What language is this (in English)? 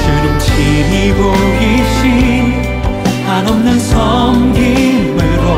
Korean